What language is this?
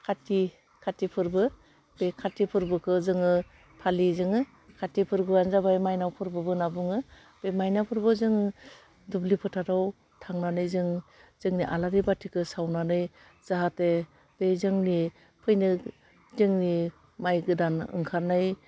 Bodo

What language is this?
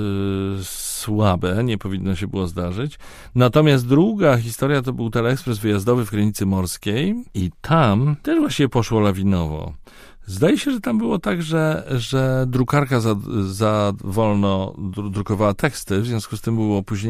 Polish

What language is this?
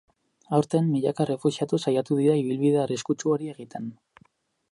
Basque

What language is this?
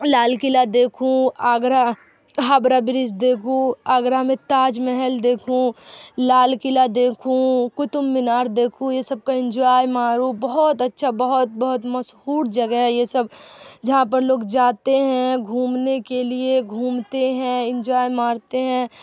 Urdu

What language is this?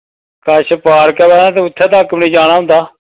Dogri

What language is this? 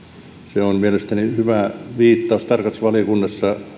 Finnish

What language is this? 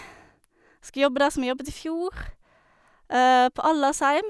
Norwegian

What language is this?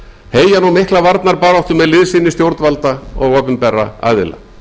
Icelandic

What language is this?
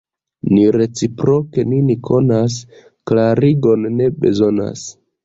Esperanto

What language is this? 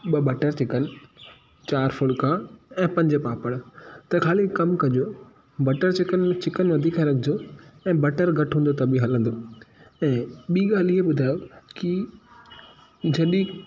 Sindhi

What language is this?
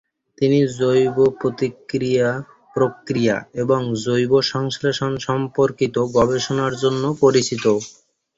Bangla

